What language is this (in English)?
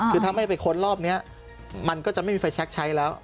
Thai